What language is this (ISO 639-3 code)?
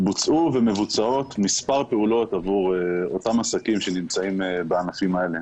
heb